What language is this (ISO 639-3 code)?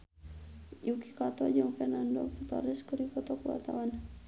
sun